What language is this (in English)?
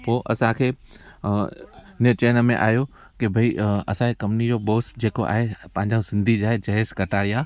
Sindhi